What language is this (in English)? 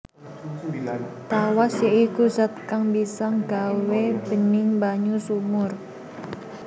Javanese